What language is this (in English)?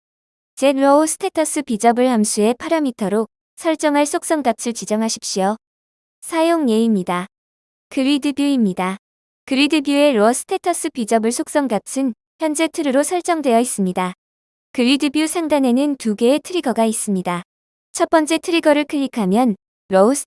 Korean